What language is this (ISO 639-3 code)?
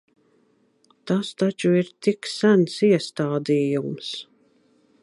lav